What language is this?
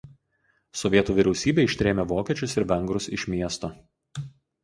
Lithuanian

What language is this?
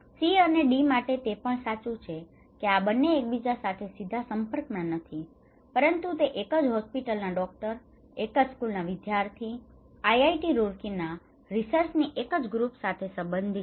Gujarati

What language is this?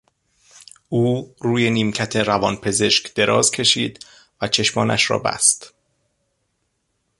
Persian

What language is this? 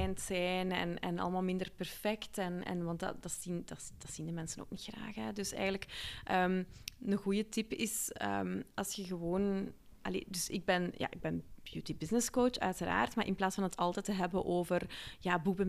Dutch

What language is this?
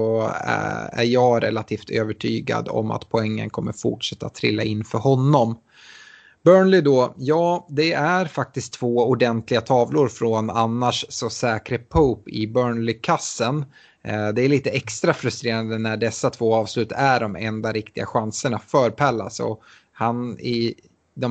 Swedish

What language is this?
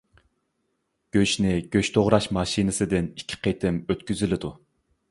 Uyghur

